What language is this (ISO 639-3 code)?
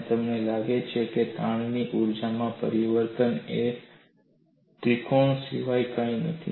guj